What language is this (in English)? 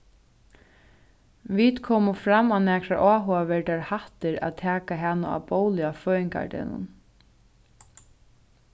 Faroese